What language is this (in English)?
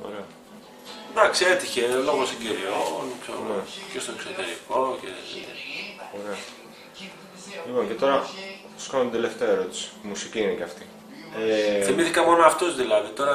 Greek